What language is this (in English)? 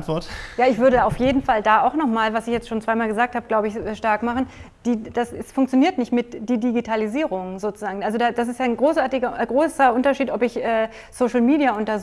German